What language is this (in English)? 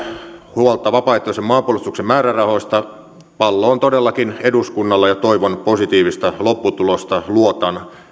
Finnish